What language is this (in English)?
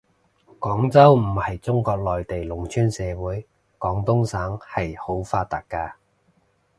Cantonese